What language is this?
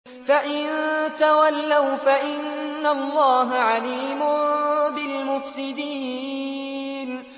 Arabic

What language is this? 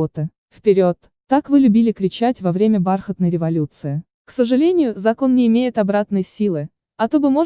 Russian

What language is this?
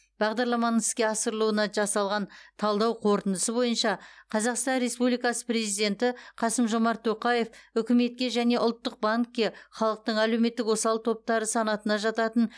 Kazakh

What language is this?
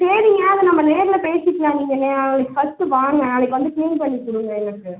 Tamil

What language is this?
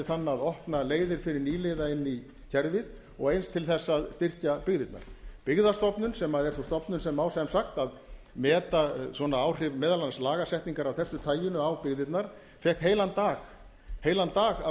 Icelandic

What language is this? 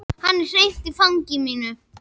Icelandic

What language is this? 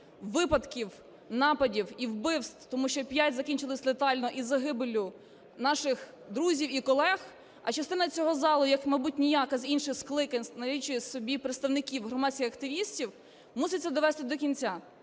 Ukrainian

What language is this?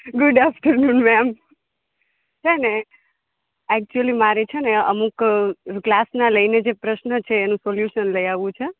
Gujarati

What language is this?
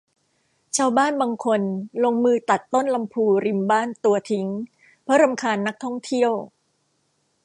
Thai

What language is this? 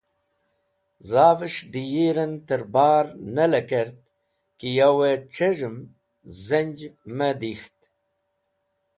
Wakhi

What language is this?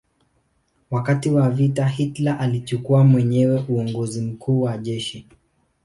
Swahili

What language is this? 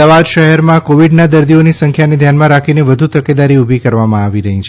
Gujarati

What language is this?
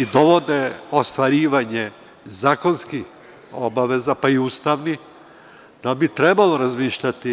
Serbian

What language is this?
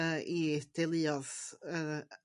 Welsh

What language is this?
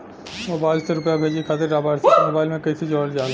Bhojpuri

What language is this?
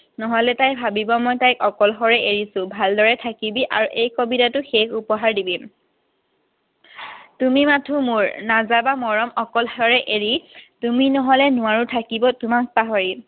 Assamese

